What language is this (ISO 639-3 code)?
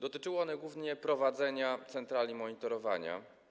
pol